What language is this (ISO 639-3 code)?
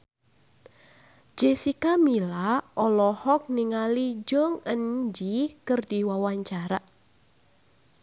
sun